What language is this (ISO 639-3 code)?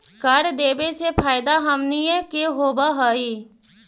mag